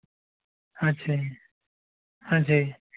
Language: Punjabi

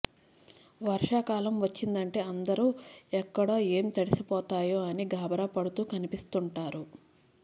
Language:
Telugu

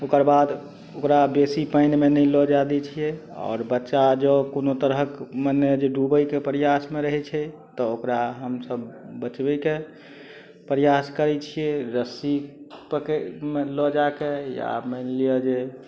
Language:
Maithili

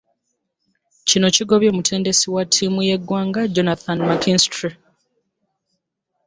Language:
Ganda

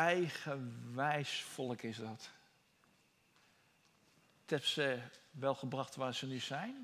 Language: Dutch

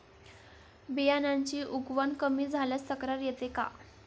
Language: Marathi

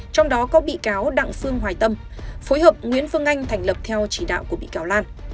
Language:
Vietnamese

